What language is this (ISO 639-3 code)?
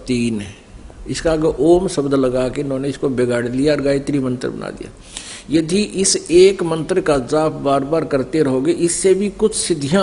hin